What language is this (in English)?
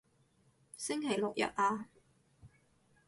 Cantonese